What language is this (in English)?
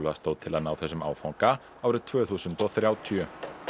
Icelandic